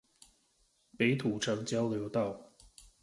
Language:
Chinese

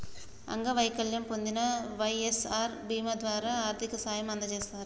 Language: Telugu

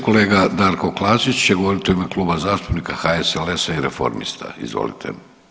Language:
Croatian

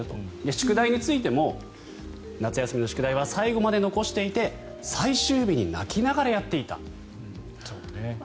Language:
Japanese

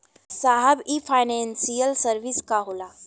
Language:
Bhojpuri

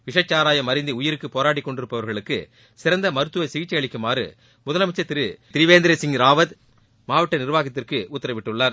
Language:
Tamil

